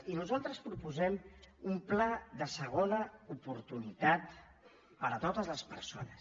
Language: Catalan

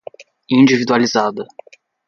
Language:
Portuguese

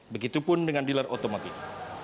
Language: Indonesian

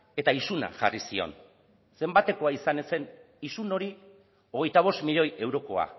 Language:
Basque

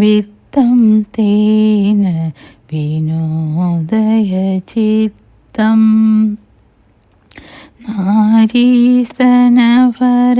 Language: Malayalam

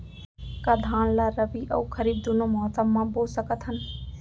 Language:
Chhattisgarhi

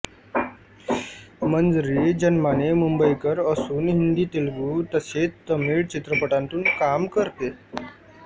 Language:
Marathi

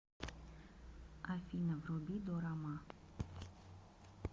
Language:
Russian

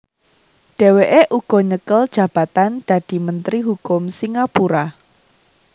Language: Javanese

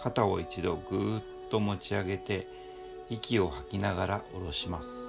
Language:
Japanese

